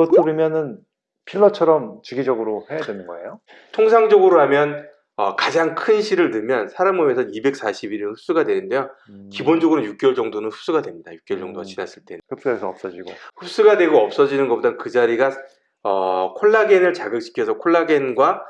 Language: Korean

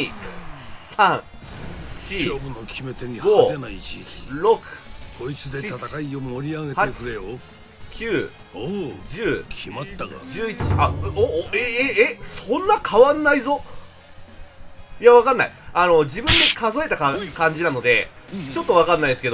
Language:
Japanese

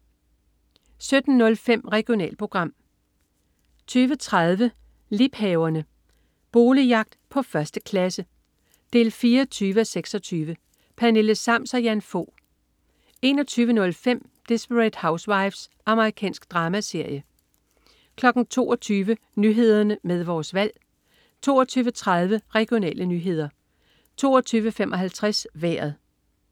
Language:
Danish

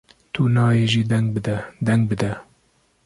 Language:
Kurdish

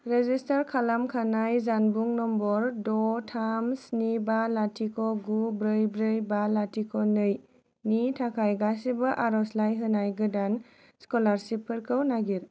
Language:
Bodo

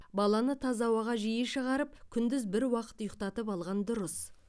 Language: Kazakh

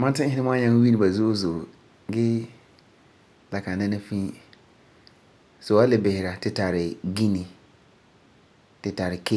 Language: Frafra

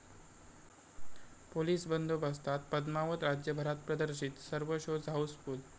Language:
Marathi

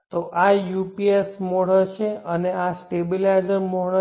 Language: Gujarati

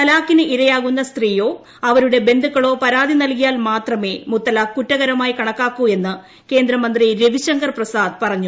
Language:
Malayalam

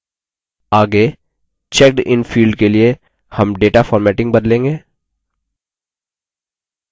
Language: Hindi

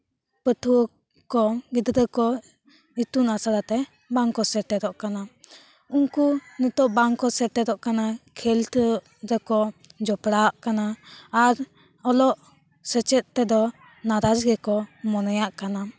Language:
Santali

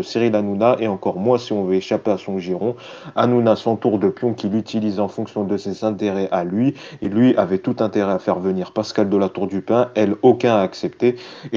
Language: French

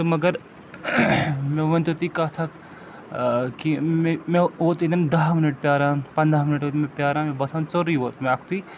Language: Kashmiri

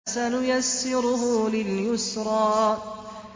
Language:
Arabic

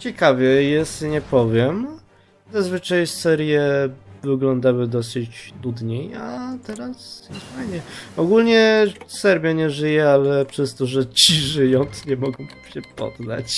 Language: Polish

